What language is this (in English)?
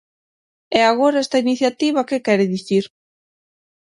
Galician